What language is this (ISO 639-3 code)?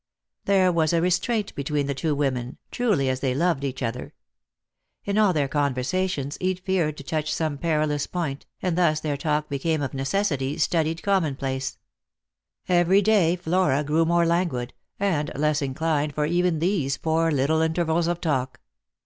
eng